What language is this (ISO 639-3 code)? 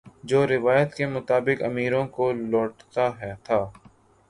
urd